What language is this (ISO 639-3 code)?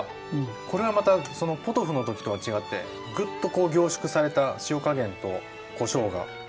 jpn